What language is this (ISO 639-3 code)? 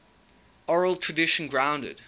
eng